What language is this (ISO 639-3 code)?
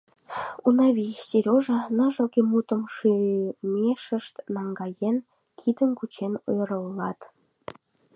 chm